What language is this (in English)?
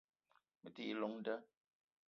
Eton (Cameroon)